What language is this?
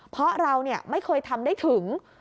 Thai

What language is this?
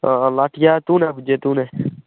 Dogri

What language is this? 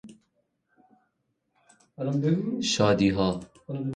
Persian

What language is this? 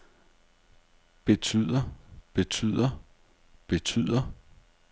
Danish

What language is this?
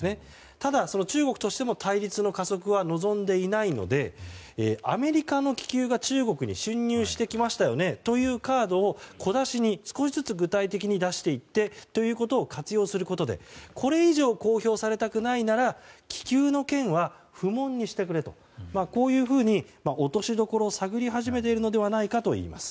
Japanese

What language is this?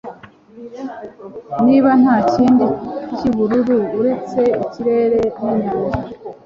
Kinyarwanda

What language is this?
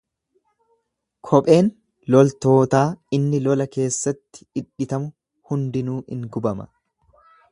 Oromo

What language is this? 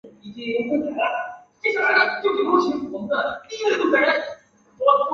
Chinese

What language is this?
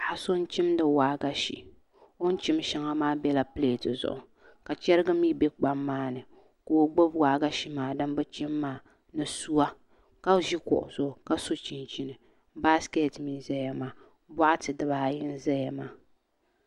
Dagbani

